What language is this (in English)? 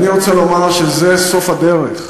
Hebrew